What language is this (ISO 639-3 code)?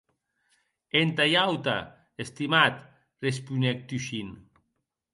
oci